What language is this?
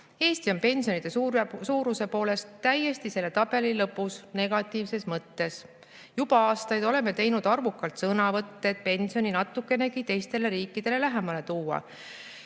Estonian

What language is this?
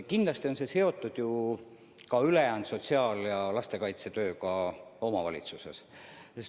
Estonian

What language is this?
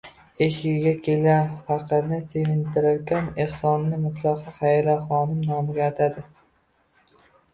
Uzbek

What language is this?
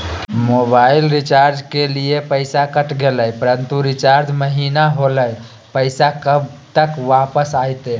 Magahi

